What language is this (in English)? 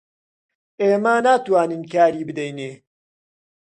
Central Kurdish